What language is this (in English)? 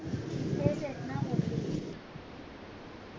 Marathi